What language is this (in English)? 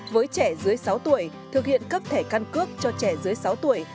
Vietnamese